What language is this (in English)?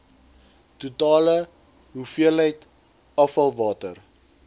Afrikaans